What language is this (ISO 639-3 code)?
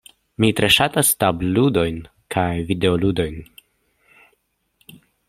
epo